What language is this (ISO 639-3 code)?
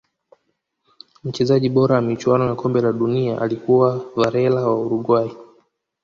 swa